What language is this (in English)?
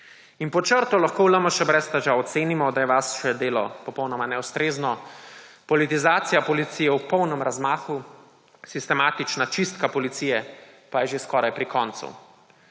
Slovenian